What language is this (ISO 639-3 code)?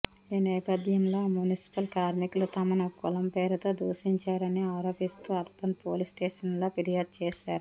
tel